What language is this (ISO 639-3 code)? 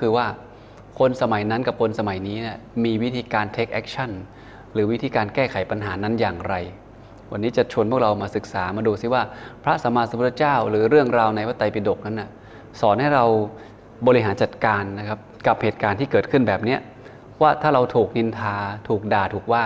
tha